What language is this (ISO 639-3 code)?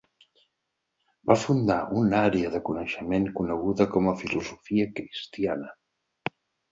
cat